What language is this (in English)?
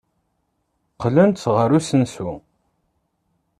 Kabyle